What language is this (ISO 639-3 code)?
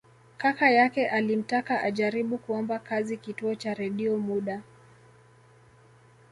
swa